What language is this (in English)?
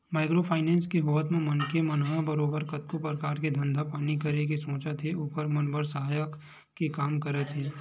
Chhattisgarhi